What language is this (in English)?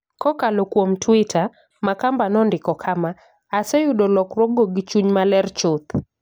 Luo (Kenya and Tanzania)